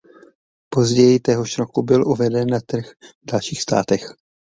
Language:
Czech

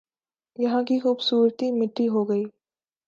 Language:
Urdu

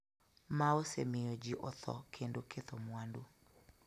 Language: Luo (Kenya and Tanzania)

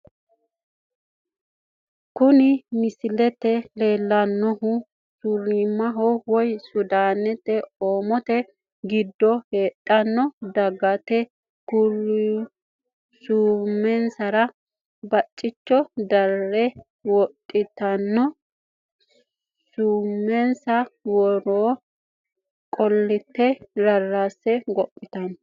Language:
Sidamo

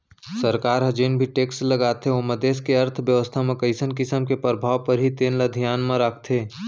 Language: Chhattisgarhi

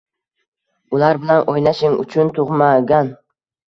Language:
Uzbek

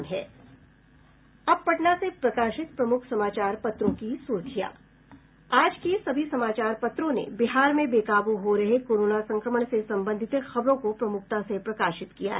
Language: Hindi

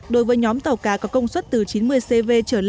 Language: Vietnamese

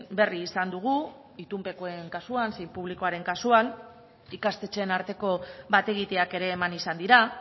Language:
Basque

